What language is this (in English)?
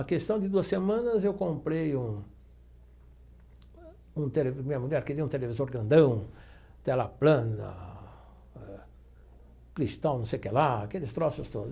Portuguese